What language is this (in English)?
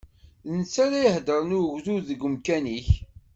Kabyle